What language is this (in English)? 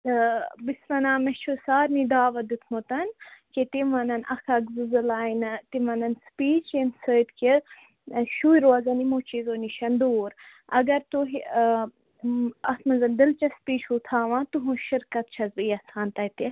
Kashmiri